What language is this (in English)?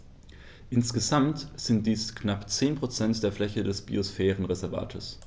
German